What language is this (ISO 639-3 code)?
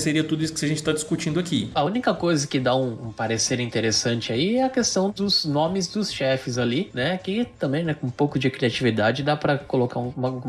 por